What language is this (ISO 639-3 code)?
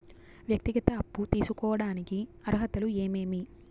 tel